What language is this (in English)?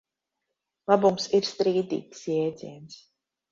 Latvian